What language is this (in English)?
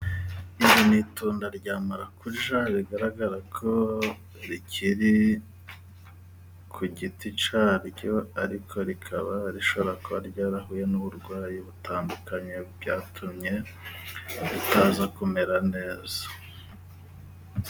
Kinyarwanda